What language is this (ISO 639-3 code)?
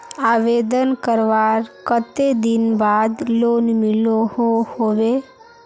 mag